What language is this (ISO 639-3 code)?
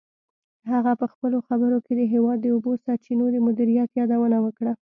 pus